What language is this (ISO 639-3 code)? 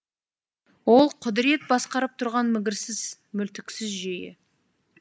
kaz